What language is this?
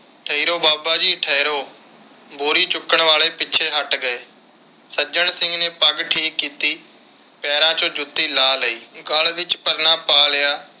Punjabi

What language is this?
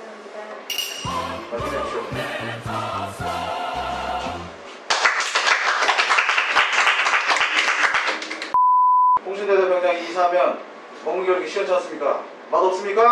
Korean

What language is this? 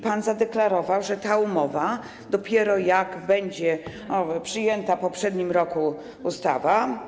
Polish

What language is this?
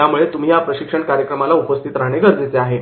Marathi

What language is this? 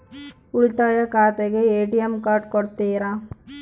Kannada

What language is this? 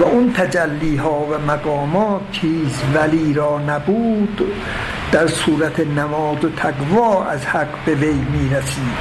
Persian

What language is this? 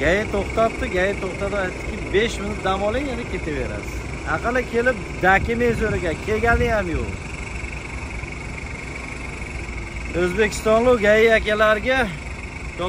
Turkish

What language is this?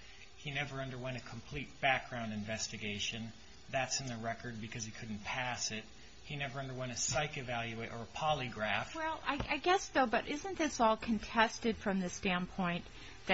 English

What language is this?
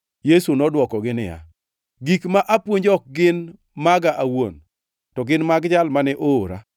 Luo (Kenya and Tanzania)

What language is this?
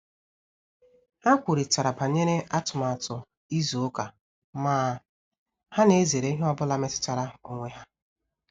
Igbo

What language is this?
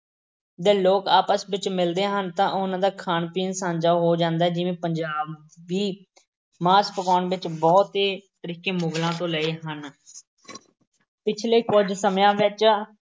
Punjabi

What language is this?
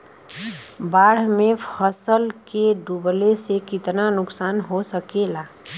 Bhojpuri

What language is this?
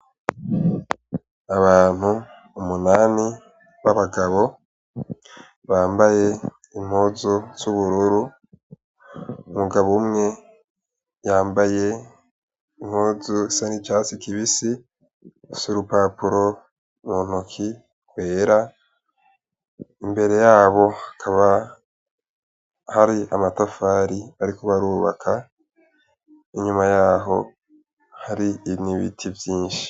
Rundi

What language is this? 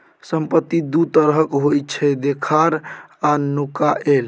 Maithili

